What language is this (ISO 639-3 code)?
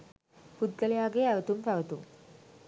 sin